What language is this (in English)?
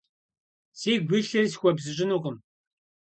Kabardian